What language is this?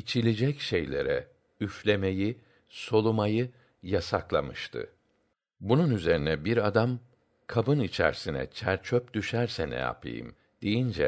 Turkish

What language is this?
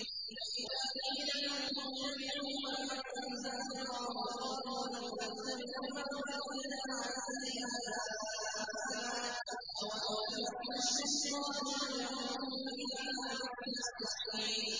Arabic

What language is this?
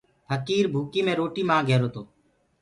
Gurgula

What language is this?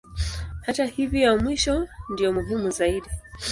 Swahili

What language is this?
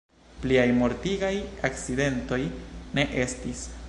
Esperanto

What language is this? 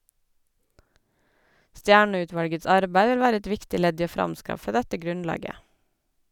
Norwegian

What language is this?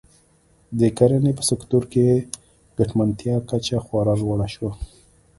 Pashto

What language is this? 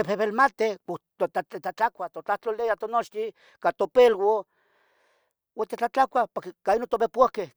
Tetelcingo Nahuatl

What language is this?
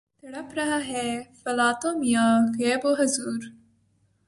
Urdu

